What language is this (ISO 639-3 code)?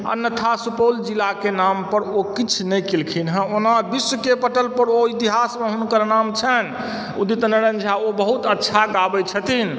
mai